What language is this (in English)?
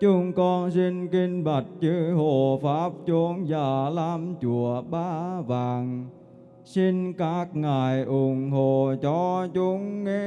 Vietnamese